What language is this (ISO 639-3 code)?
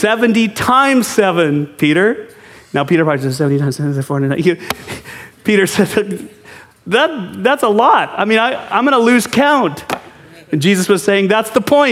eng